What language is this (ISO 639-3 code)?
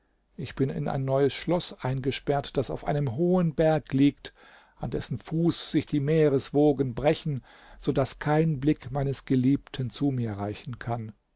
deu